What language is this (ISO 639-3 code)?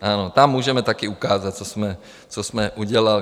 ces